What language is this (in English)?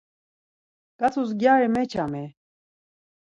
Laz